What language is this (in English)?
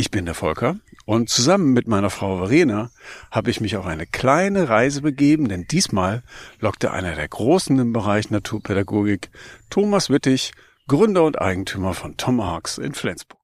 German